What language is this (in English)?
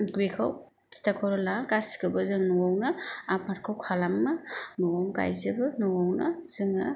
Bodo